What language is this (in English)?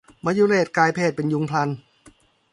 Thai